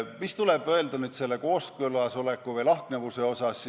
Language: Estonian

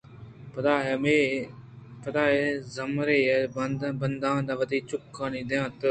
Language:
Eastern Balochi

